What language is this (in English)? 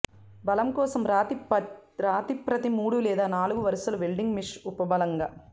Telugu